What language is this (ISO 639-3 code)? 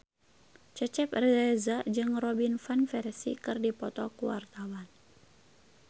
sun